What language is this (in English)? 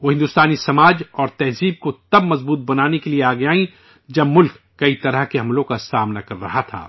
Urdu